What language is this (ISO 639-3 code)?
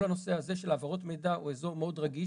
heb